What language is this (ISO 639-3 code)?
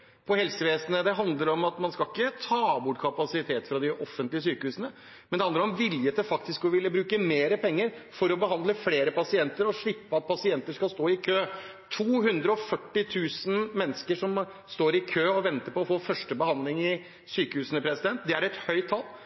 nob